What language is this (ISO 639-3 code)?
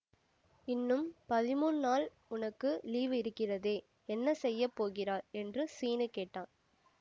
tam